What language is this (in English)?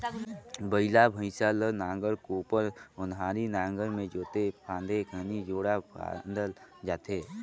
Chhattisgarhi